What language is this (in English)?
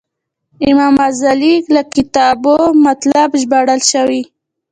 Pashto